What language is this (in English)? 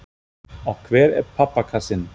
Icelandic